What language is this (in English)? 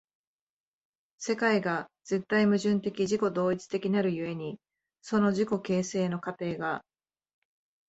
Japanese